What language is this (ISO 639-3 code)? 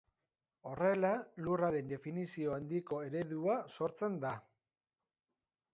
eus